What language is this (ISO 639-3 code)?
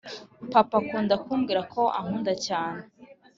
kin